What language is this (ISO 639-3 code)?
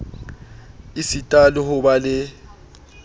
sot